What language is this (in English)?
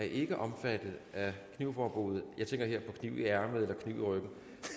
Danish